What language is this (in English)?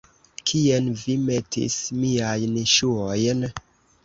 Esperanto